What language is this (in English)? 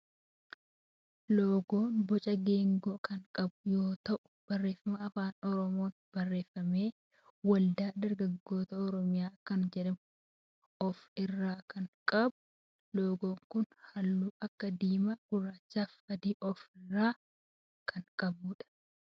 Oromo